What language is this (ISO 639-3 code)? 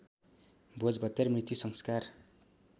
nep